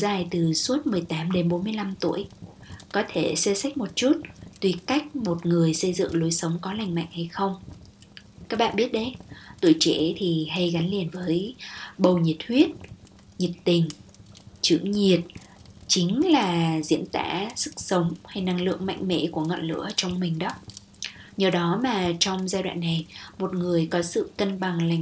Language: Vietnamese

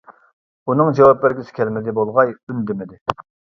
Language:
Uyghur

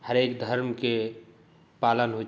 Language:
Maithili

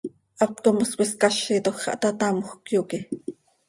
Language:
Seri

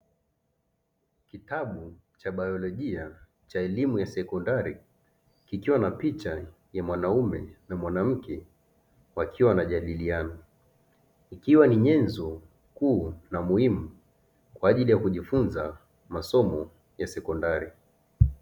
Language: Swahili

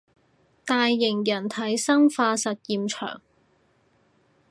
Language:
Cantonese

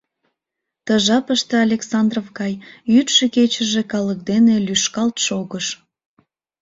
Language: Mari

